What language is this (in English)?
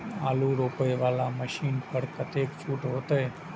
Maithili